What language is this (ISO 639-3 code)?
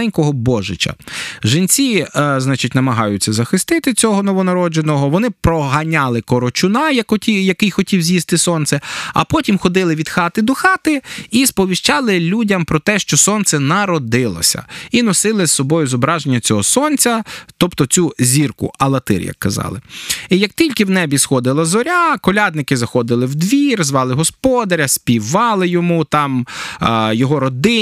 ukr